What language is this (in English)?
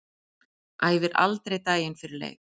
Icelandic